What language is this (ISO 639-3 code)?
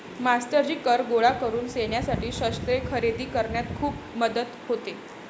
mar